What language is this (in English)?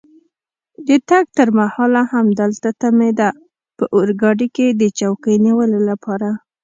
Pashto